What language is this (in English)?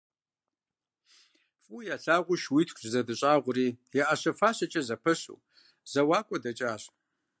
Kabardian